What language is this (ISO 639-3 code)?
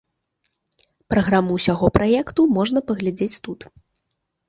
bel